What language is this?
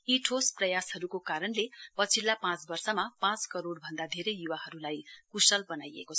Nepali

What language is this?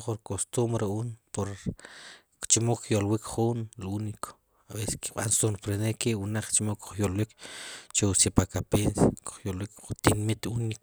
Sipacapense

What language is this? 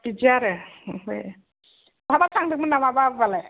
Bodo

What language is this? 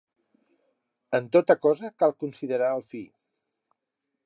Catalan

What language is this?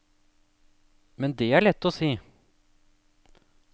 Norwegian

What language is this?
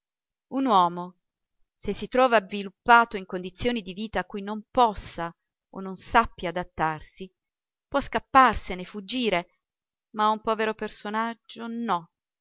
Italian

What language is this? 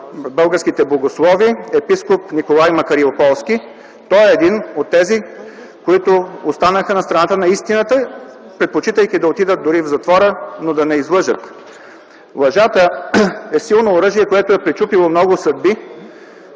Bulgarian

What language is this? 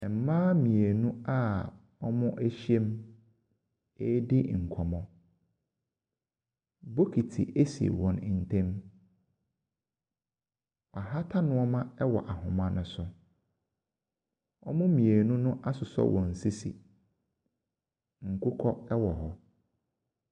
Akan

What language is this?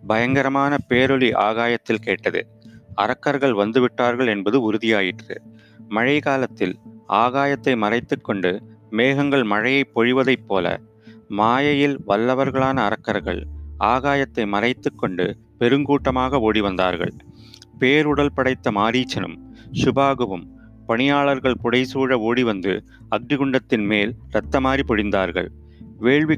Tamil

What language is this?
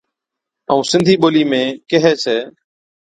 Od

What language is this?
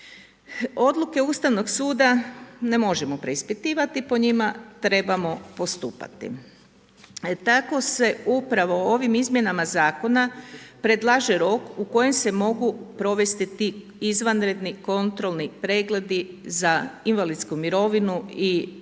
Croatian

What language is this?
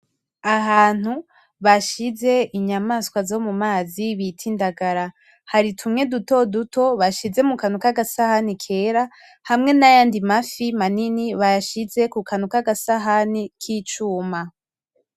Rundi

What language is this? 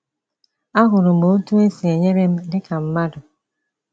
Igbo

